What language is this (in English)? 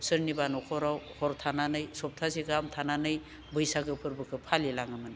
Bodo